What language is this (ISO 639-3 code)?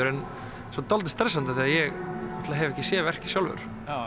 isl